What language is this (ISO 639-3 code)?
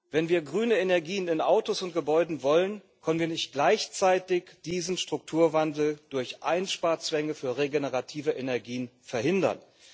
deu